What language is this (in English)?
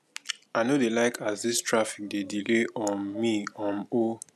Nigerian Pidgin